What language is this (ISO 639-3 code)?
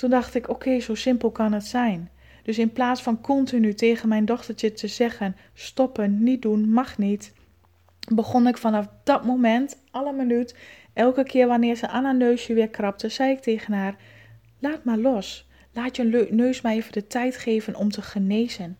nld